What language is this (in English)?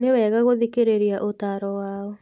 Kikuyu